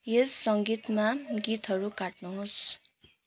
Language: Nepali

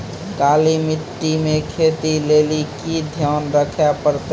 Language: Maithili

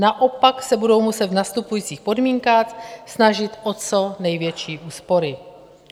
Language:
Czech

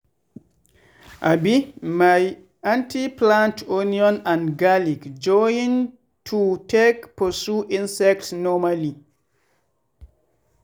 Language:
Nigerian Pidgin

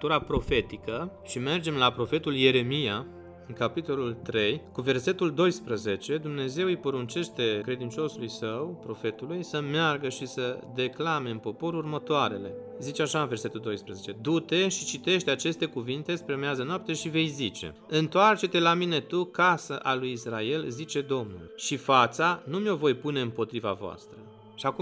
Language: Romanian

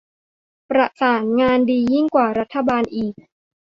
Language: Thai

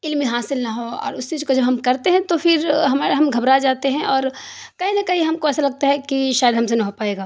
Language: Urdu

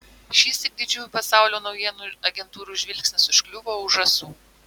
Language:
Lithuanian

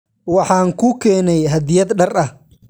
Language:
Somali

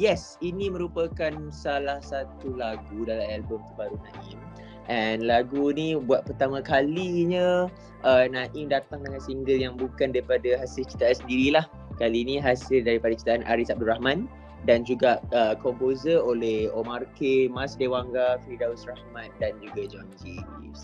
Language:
Malay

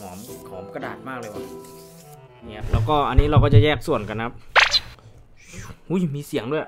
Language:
Thai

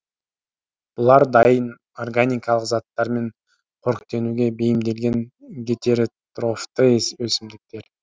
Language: Kazakh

